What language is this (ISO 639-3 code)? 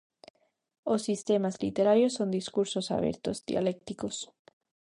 glg